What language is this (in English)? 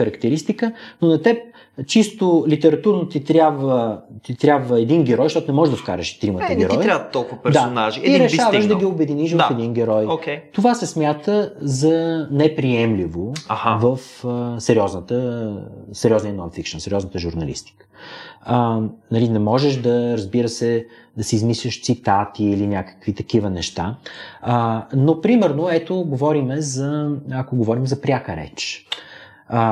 Bulgarian